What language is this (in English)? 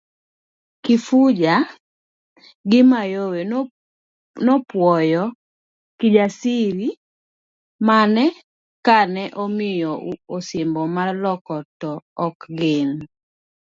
Luo (Kenya and Tanzania)